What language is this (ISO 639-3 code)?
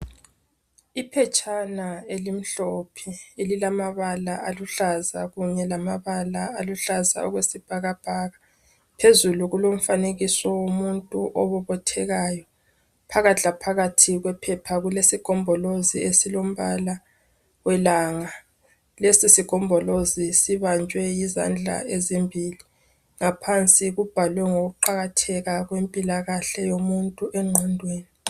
nde